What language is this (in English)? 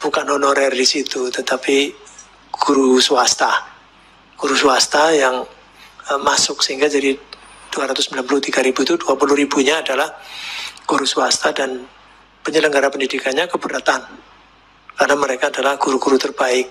Indonesian